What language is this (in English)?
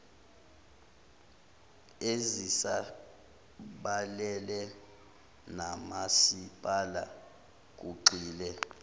Zulu